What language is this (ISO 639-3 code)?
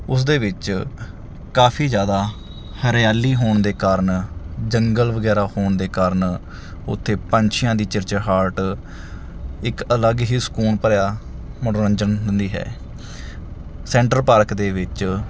pan